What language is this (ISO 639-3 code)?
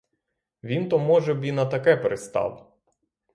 ukr